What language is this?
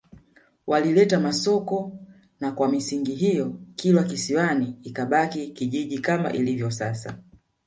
Swahili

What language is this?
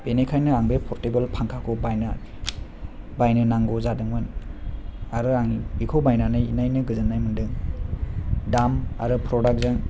Bodo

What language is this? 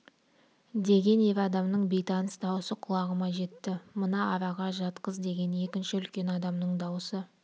Kazakh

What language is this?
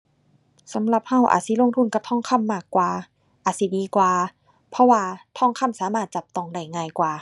Thai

